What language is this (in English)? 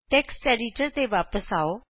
Punjabi